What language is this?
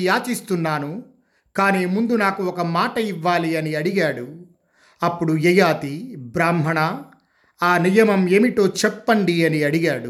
Telugu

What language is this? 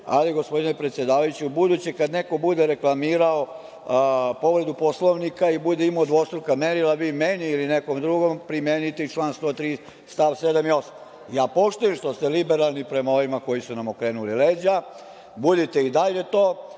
Serbian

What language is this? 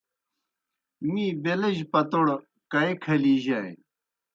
Kohistani Shina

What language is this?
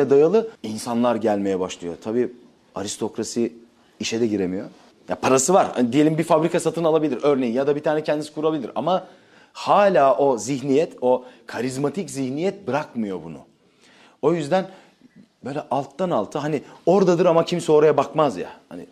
Turkish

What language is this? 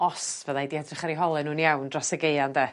Welsh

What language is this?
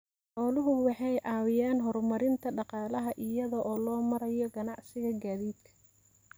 Somali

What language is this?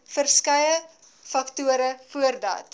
Afrikaans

